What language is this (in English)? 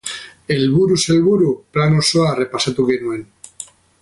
Basque